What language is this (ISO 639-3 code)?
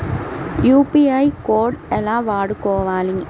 tel